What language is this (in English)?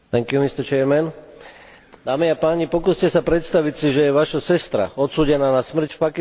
Slovak